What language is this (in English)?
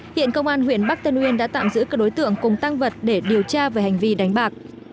Vietnamese